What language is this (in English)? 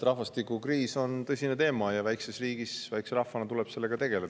Estonian